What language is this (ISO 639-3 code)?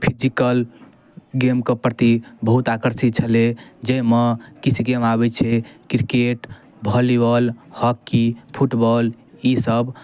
mai